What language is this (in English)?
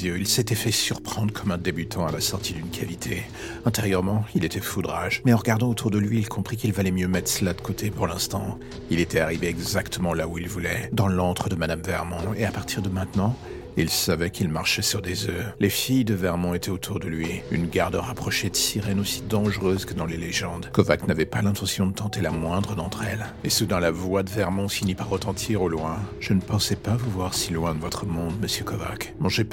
French